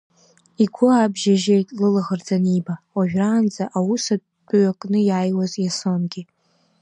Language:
Abkhazian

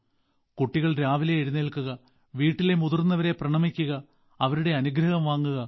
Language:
Malayalam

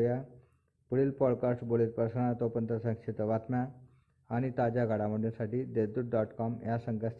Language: Marathi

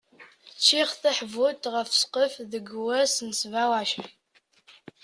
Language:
Kabyle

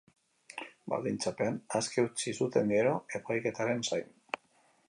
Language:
Basque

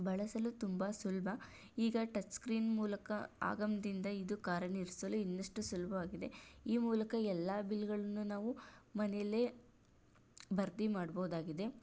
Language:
Kannada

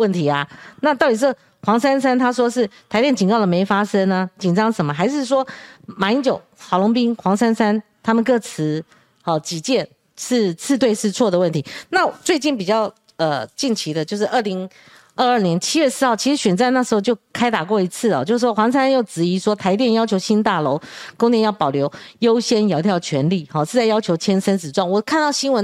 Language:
Chinese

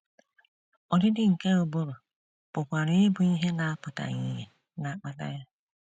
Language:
Igbo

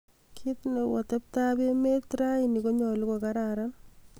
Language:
Kalenjin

